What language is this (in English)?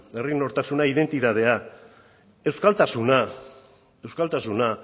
Basque